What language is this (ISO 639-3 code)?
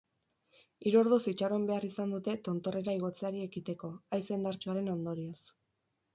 eus